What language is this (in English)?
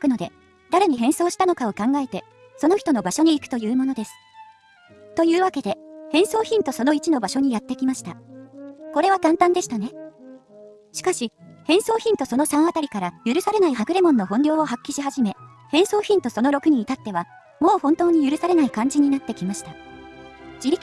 Japanese